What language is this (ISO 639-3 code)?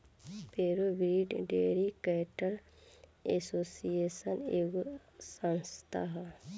bho